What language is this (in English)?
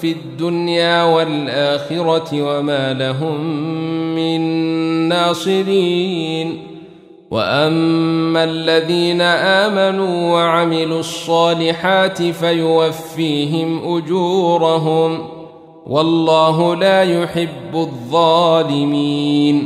Arabic